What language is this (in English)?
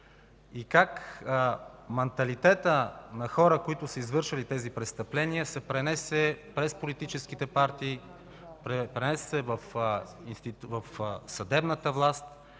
Bulgarian